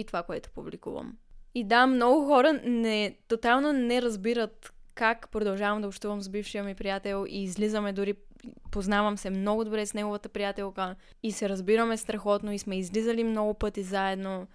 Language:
Bulgarian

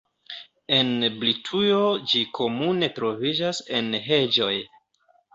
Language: Esperanto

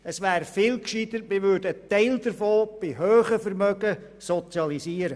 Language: Swiss German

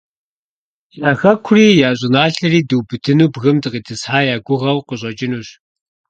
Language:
Kabardian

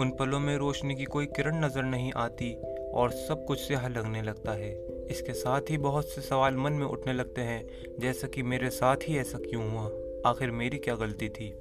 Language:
Hindi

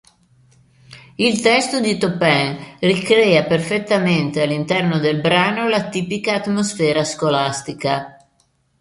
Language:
Italian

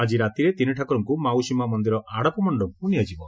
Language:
Odia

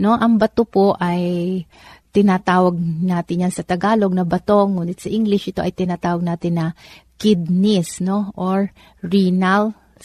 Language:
Filipino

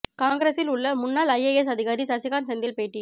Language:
Tamil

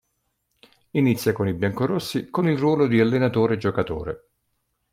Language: Italian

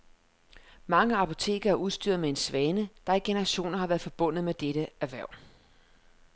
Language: Danish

